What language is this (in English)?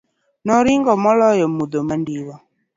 Luo (Kenya and Tanzania)